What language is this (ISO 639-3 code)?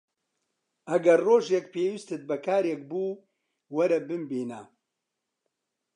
ckb